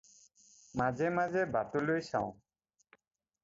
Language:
Assamese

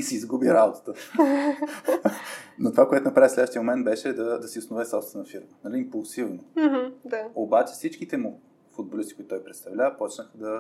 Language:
Bulgarian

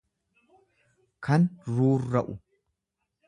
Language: Oromo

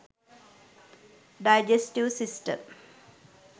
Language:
Sinhala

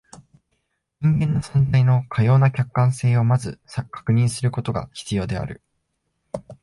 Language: Japanese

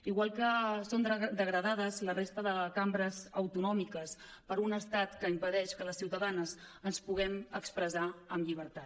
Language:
Catalan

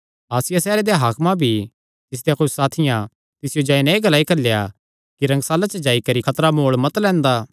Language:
Kangri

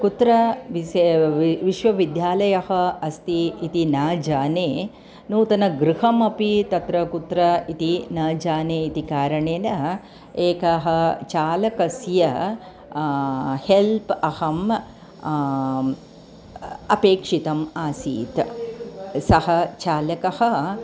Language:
Sanskrit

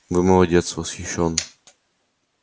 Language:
Russian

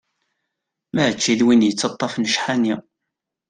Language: Kabyle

